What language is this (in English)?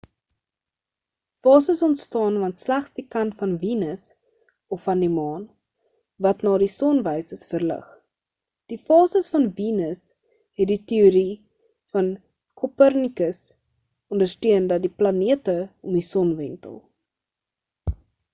Afrikaans